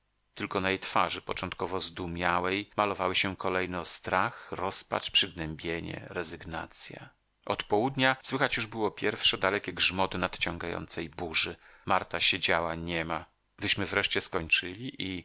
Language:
Polish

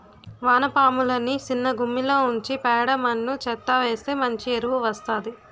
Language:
Telugu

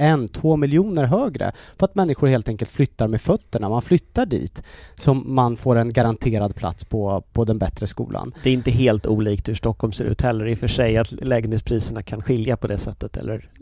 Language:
Swedish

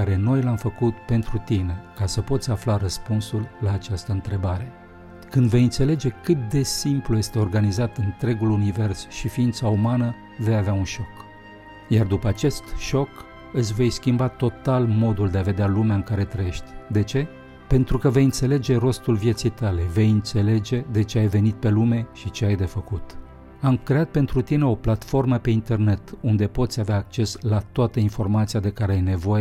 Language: Romanian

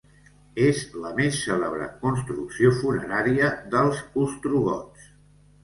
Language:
Catalan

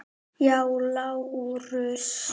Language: Icelandic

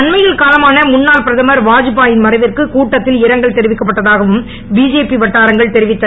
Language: Tamil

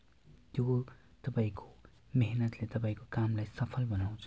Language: Nepali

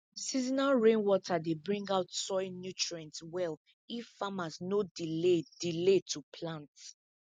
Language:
Nigerian Pidgin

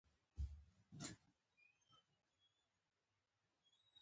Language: Pashto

